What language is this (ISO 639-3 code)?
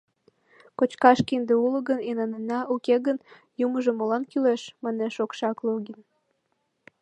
chm